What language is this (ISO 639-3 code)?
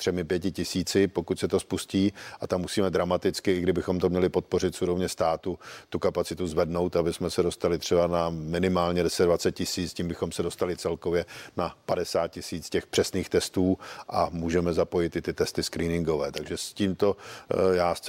ces